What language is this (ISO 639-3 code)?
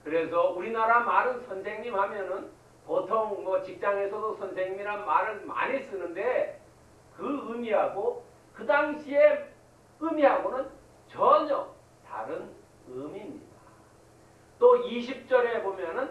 kor